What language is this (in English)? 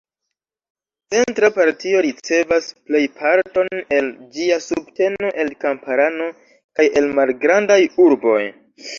Esperanto